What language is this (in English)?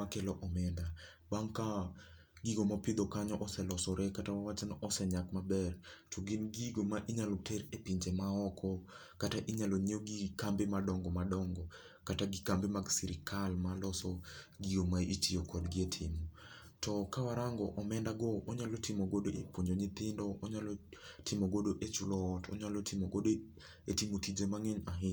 Luo (Kenya and Tanzania)